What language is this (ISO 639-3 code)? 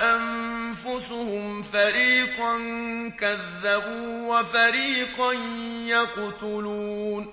ara